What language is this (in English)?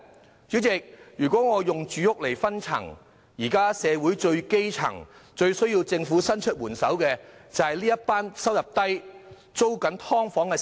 Cantonese